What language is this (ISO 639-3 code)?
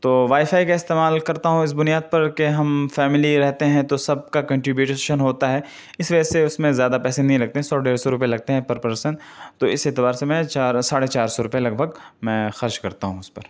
urd